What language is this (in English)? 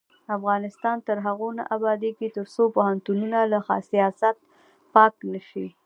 Pashto